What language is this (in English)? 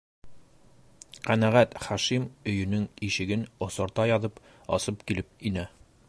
Bashkir